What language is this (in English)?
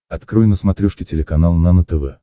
Russian